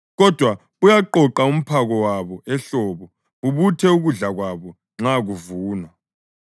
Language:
North Ndebele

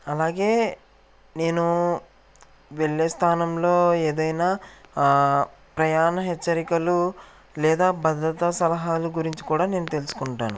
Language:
Telugu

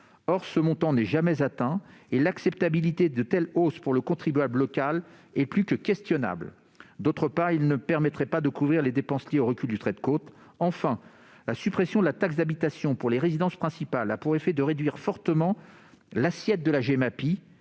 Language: French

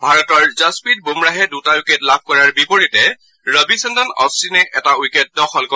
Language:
Assamese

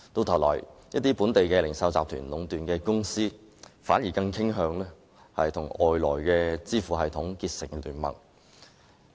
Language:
Cantonese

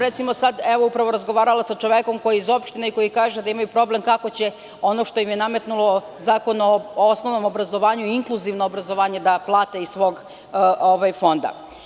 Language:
Serbian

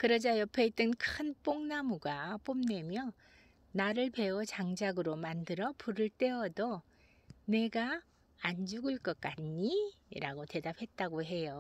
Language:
Korean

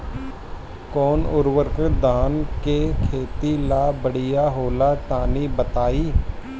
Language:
Bhojpuri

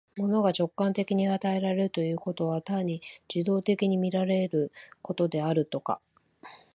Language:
Japanese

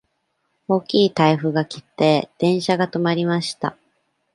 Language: Japanese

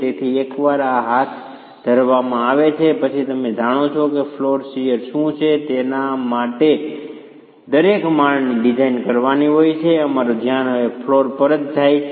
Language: Gujarati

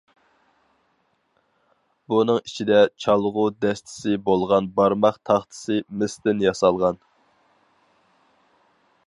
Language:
Uyghur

